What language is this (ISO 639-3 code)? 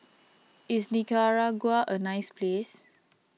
eng